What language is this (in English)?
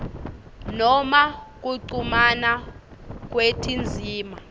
Swati